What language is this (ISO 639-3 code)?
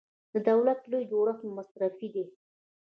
pus